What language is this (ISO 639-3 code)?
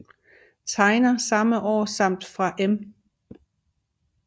dan